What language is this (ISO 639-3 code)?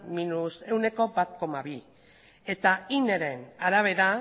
eus